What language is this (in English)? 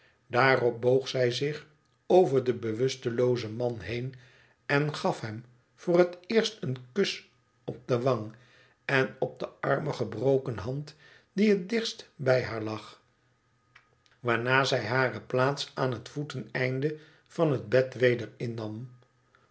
Dutch